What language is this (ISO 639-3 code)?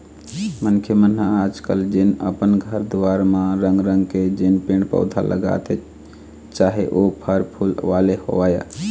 hne